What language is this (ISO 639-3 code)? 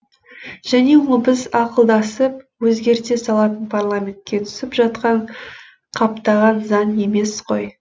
kaz